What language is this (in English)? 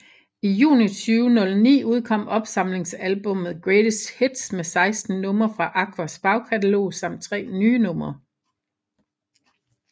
Danish